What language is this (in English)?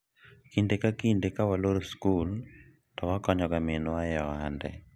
Luo (Kenya and Tanzania)